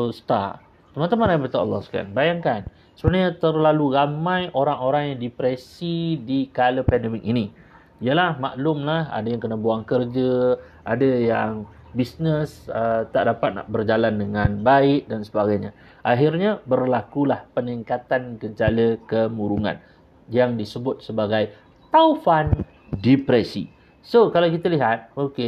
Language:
Malay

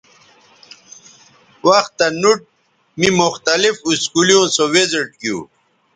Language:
Bateri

